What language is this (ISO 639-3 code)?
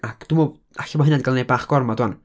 cym